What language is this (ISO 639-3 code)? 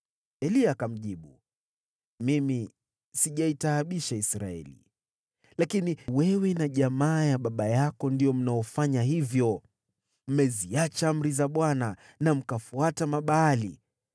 swa